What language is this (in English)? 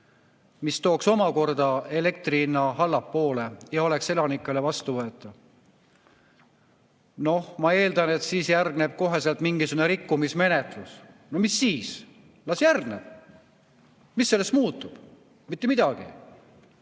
Estonian